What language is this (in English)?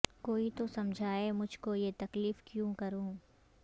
Urdu